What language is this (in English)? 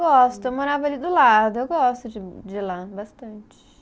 Portuguese